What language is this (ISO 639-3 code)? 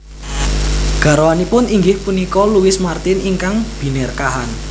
jav